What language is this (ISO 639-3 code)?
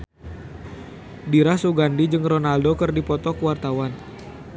sun